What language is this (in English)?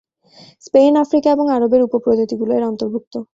Bangla